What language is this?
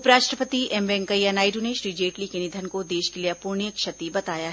Hindi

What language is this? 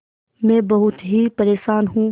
Hindi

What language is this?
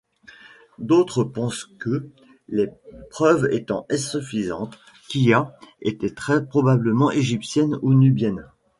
French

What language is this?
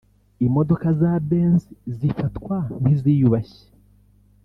Kinyarwanda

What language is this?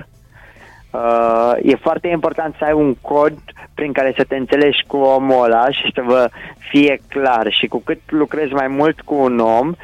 Romanian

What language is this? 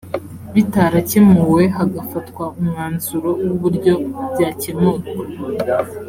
Kinyarwanda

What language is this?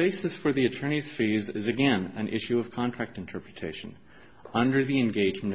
English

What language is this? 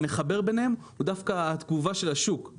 Hebrew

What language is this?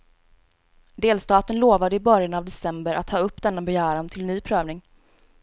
Swedish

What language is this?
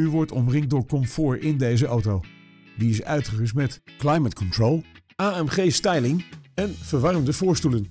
Dutch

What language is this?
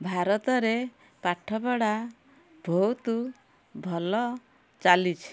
Odia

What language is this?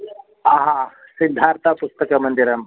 Sanskrit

